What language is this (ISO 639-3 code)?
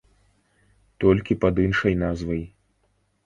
bel